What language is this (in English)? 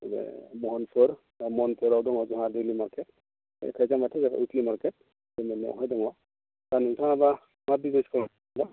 Bodo